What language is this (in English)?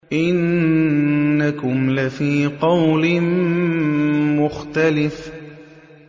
Arabic